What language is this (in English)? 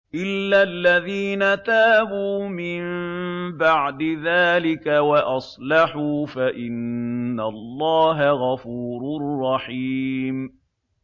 Arabic